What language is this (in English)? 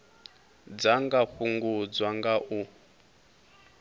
Venda